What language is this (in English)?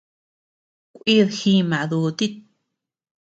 Tepeuxila Cuicatec